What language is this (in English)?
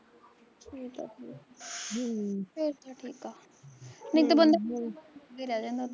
Punjabi